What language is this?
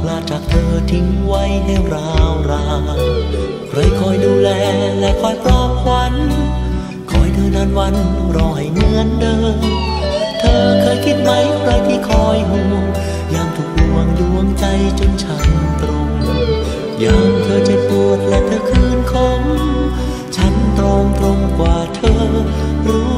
Thai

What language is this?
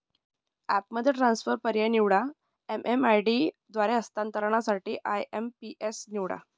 Marathi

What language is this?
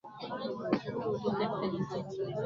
Swahili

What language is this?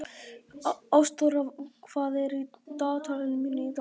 Icelandic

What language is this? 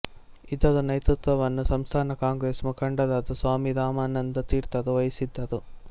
Kannada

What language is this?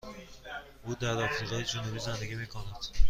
Persian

